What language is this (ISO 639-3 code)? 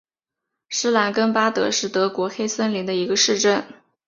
zho